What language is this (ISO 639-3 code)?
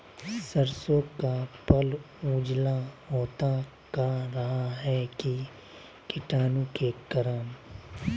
mag